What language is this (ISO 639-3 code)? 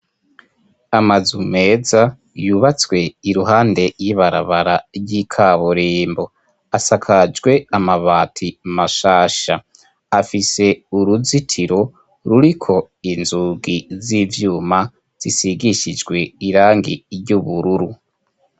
run